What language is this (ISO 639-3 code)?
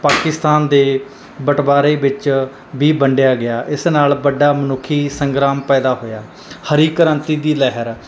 pan